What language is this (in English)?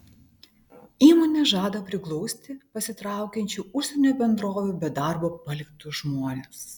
Lithuanian